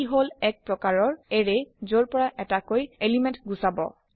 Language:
Assamese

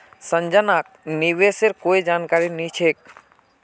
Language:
Magahi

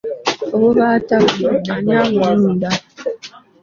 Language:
Ganda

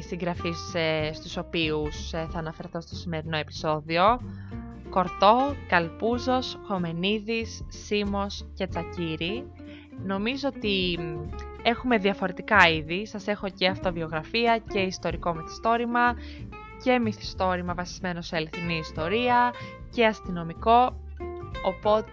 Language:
Greek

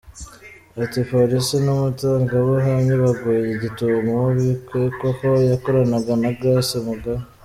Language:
Kinyarwanda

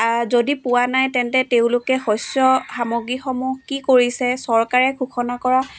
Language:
Assamese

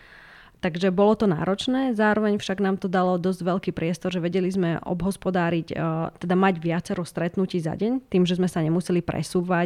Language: Slovak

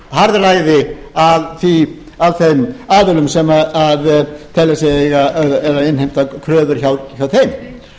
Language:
Icelandic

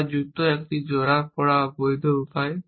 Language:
Bangla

